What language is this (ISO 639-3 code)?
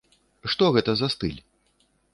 bel